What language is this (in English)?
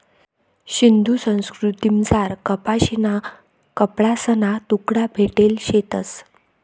Marathi